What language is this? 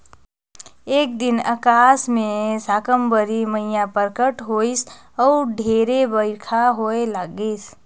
Chhattisgarhi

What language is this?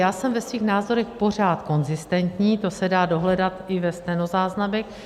Czech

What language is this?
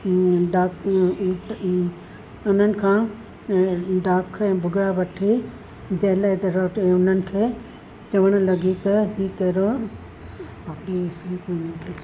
Sindhi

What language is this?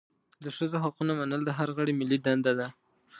Pashto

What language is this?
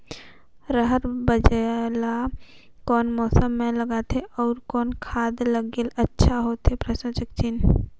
Chhattisgarhi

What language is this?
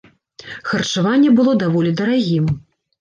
Belarusian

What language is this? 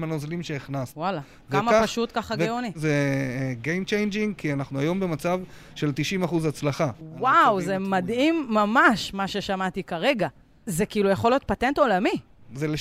Hebrew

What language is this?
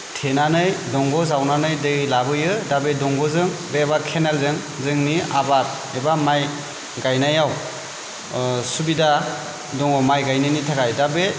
Bodo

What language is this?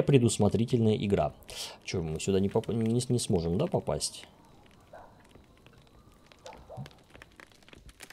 Russian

